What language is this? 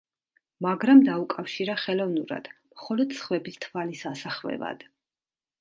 Georgian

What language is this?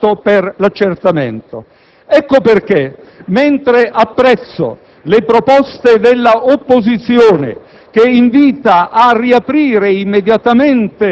Italian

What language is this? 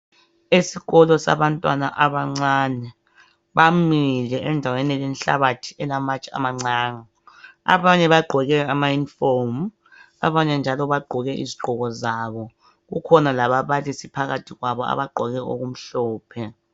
North Ndebele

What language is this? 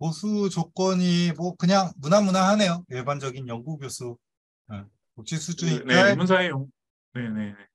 Korean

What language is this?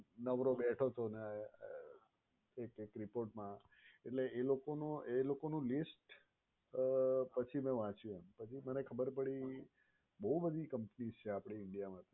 Gujarati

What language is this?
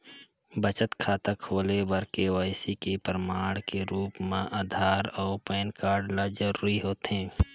Chhattisgarhi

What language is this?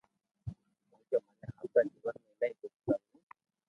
Loarki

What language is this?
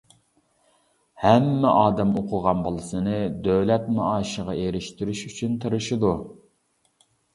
Uyghur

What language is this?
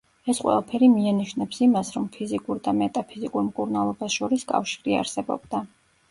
Georgian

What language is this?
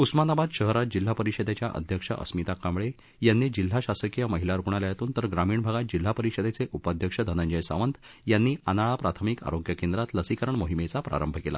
Marathi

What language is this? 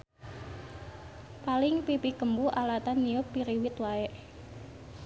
Sundanese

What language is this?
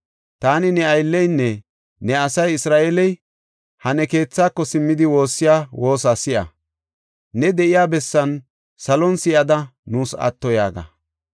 Gofa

